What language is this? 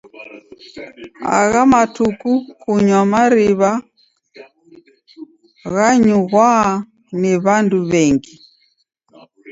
Taita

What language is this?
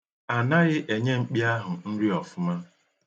Igbo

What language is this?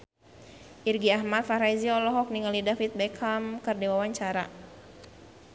Sundanese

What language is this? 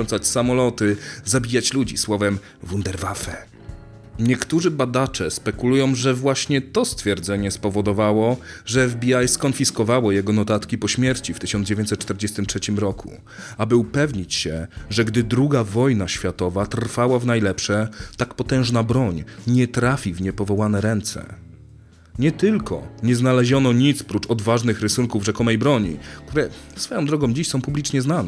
Polish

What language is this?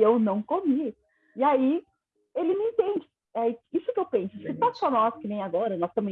Portuguese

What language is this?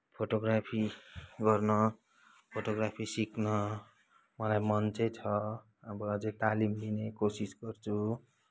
Nepali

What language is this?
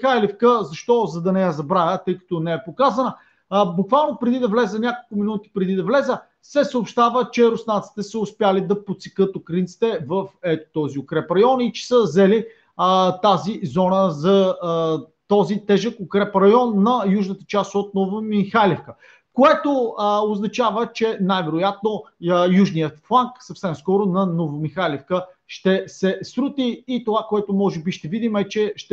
Bulgarian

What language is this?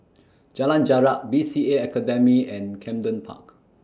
English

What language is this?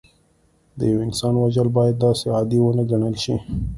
Pashto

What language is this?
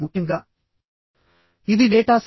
Telugu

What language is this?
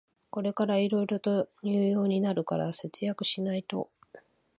Japanese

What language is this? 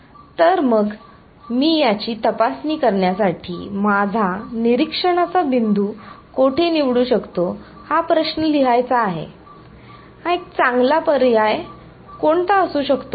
Marathi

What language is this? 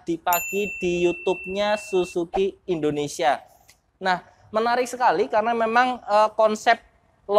Indonesian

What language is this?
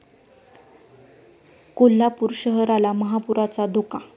Marathi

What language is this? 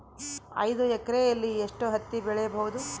Kannada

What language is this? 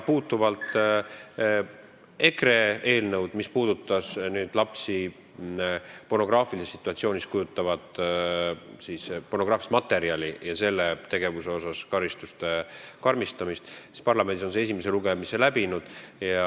Estonian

